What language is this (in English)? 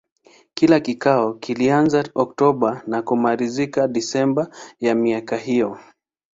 Swahili